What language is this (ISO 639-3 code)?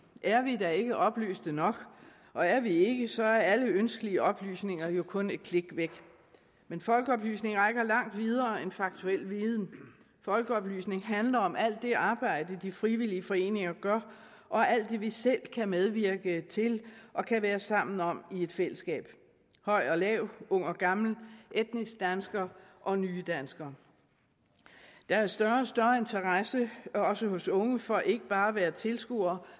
dan